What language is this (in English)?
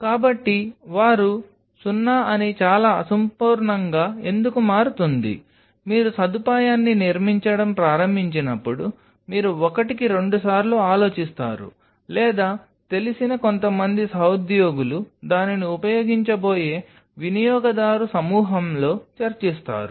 Telugu